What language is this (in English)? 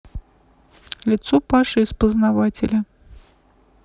Russian